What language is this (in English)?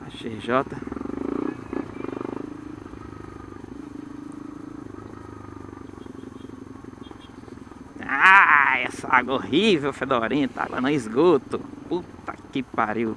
Portuguese